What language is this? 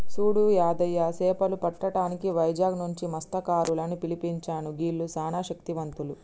Telugu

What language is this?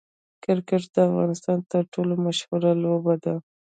Pashto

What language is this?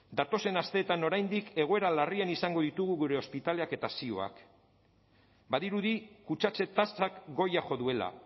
Basque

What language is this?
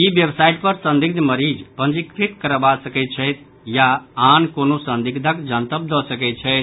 Maithili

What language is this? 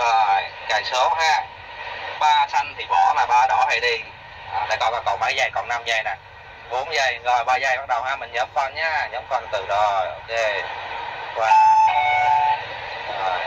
Vietnamese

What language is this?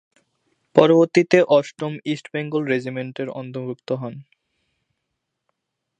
Bangla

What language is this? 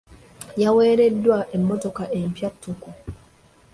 Ganda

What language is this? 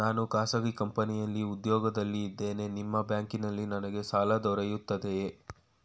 Kannada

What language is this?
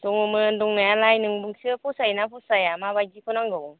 Bodo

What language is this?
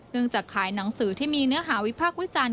Thai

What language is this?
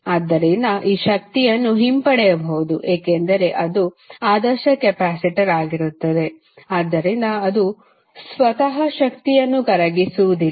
Kannada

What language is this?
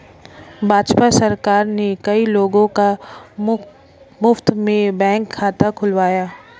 Hindi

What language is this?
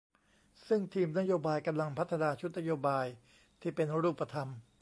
Thai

